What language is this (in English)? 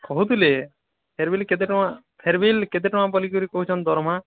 Odia